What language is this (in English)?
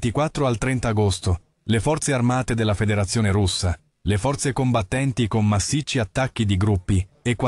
Italian